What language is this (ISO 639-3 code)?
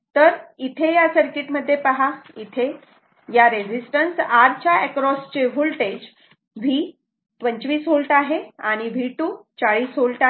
mar